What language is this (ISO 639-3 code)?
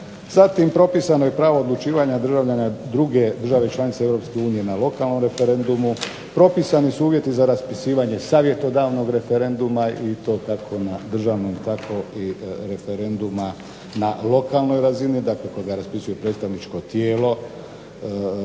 hrv